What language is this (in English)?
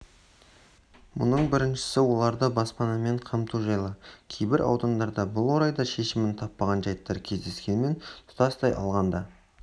Kazakh